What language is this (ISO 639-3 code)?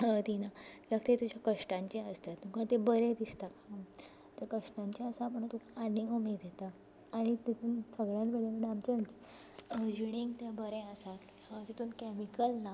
kok